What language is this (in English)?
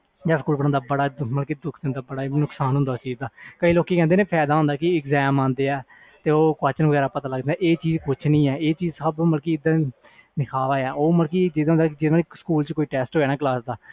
Punjabi